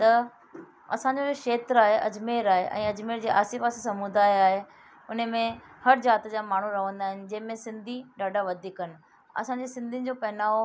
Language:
Sindhi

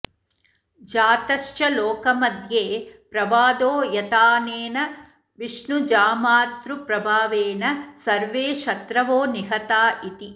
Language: Sanskrit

